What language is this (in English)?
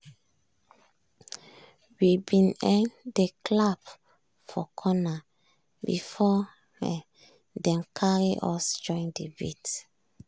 Nigerian Pidgin